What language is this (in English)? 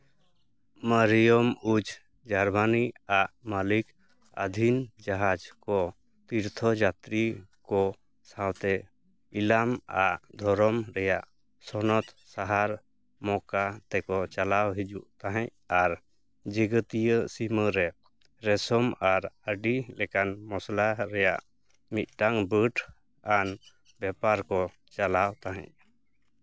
Santali